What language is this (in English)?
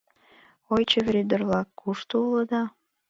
Mari